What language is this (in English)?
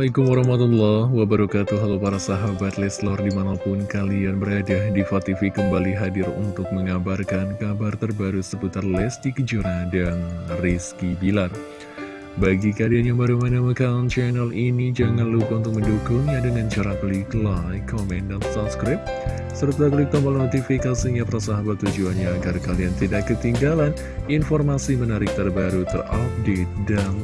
Indonesian